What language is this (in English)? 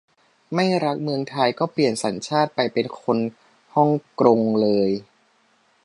Thai